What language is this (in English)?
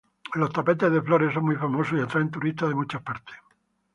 Spanish